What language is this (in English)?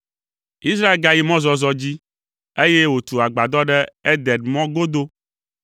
Ewe